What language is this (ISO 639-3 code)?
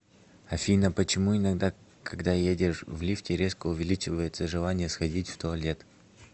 rus